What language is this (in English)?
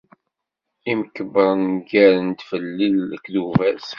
Kabyle